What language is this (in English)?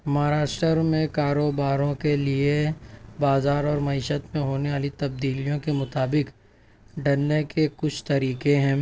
Urdu